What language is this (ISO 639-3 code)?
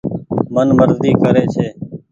gig